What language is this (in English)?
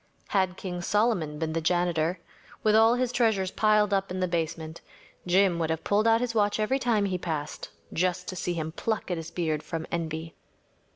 English